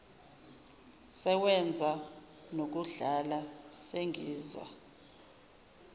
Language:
Zulu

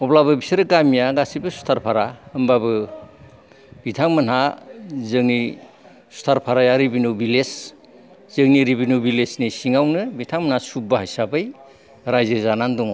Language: Bodo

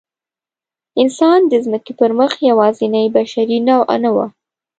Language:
Pashto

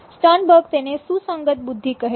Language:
Gujarati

